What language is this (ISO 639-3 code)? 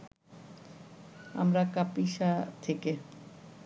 ben